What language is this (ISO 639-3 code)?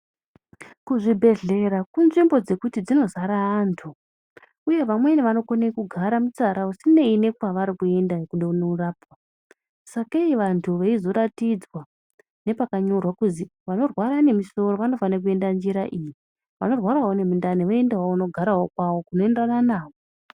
ndc